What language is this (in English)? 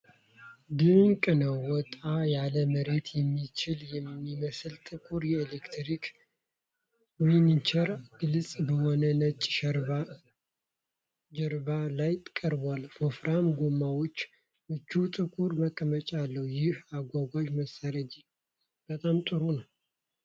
Amharic